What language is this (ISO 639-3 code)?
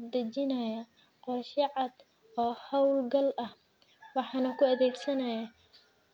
som